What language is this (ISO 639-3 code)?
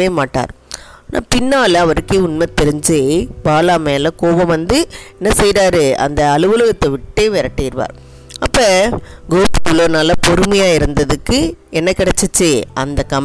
tam